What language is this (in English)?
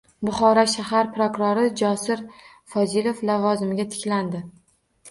Uzbek